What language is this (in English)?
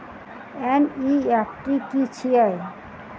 Maithili